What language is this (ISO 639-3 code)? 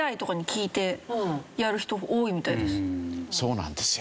jpn